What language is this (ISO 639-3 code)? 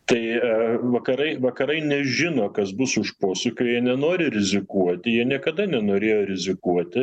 lit